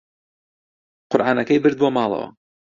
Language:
Central Kurdish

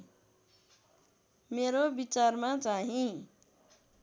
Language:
Nepali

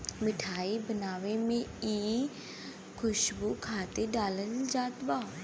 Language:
Bhojpuri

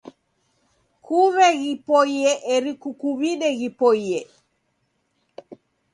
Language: Taita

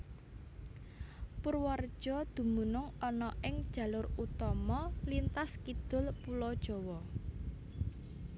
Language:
Javanese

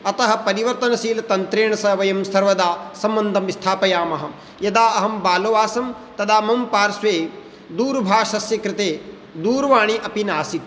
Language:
Sanskrit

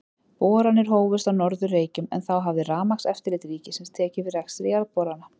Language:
Icelandic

